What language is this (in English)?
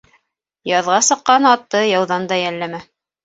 Bashkir